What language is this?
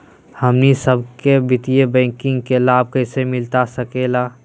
Magahi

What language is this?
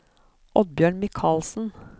Norwegian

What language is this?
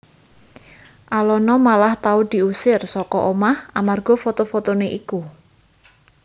Javanese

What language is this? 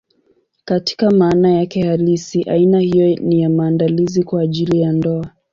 Swahili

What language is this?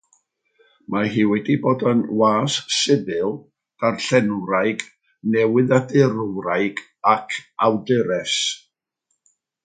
Welsh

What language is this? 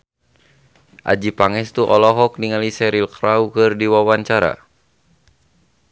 Sundanese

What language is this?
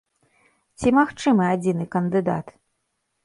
Belarusian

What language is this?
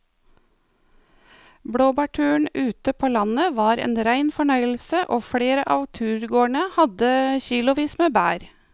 Norwegian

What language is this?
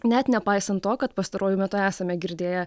Lithuanian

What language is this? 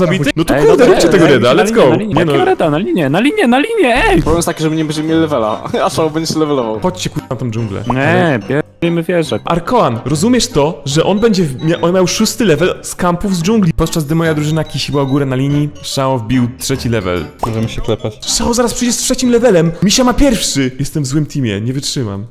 Polish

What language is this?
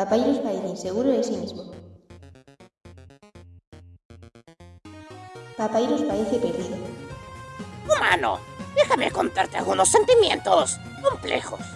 Spanish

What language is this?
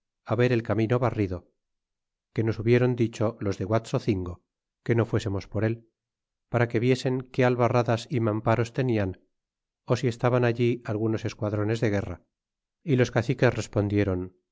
Spanish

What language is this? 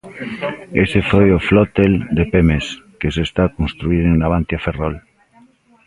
Galician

